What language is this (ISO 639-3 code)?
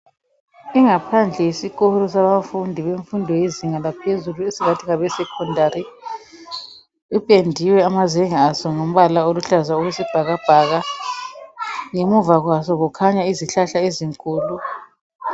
nde